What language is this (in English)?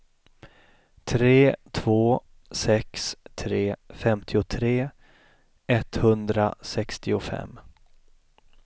Swedish